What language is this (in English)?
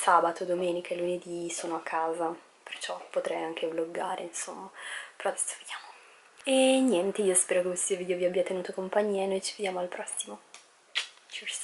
Italian